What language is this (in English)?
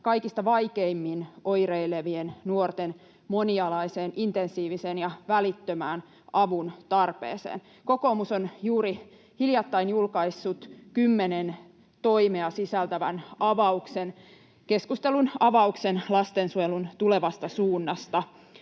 Finnish